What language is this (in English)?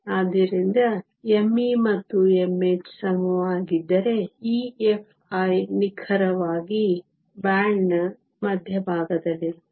Kannada